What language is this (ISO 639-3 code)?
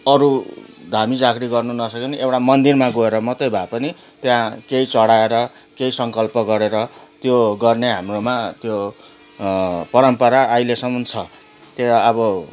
nep